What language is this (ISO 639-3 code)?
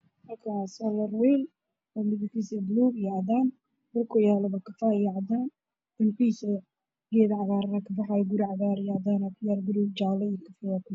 som